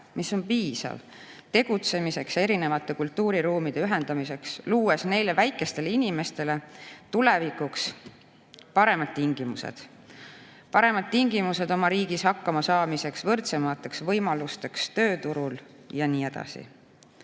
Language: Estonian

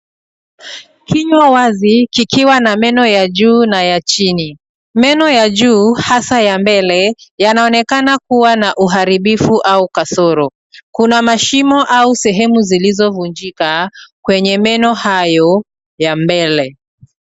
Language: Swahili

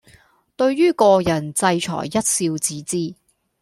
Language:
Cantonese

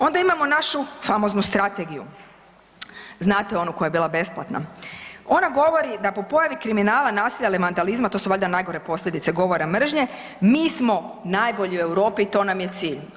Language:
Croatian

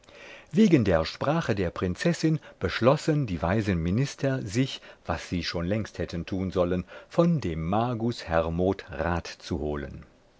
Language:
German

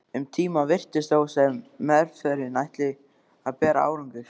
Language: Icelandic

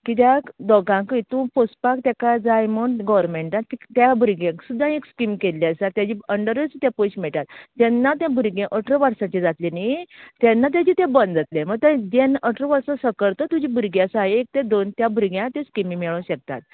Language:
Konkani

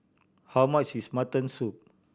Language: English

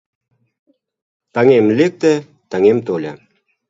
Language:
Mari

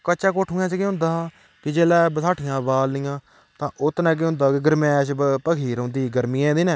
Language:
Dogri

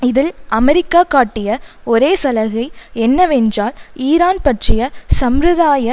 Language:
Tamil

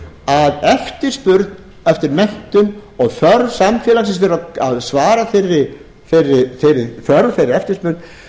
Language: Icelandic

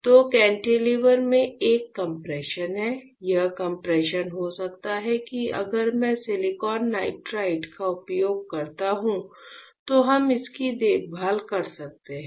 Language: Hindi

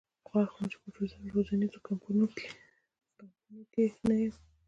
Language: Pashto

